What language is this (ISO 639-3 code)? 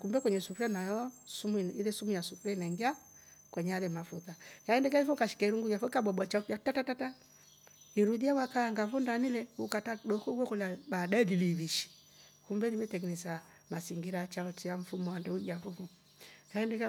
rof